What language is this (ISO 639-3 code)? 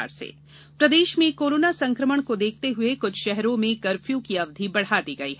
hin